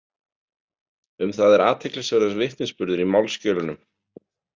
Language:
Icelandic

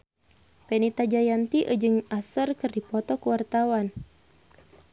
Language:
Sundanese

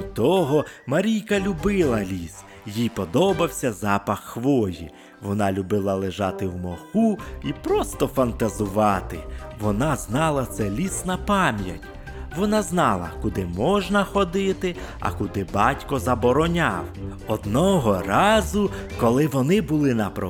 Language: Ukrainian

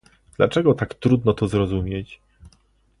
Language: Polish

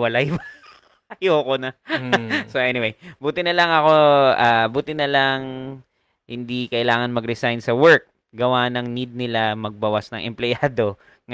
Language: Filipino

